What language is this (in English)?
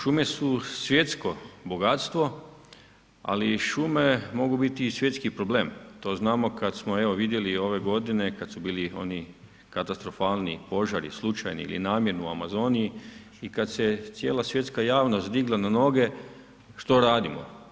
Croatian